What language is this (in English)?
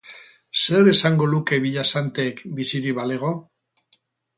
Basque